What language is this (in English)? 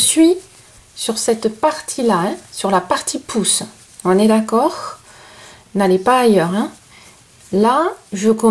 French